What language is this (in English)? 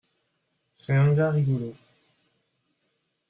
French